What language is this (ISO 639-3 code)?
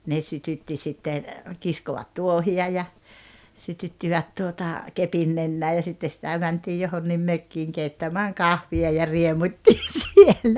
fin